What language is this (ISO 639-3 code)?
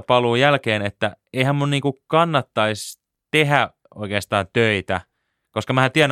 fin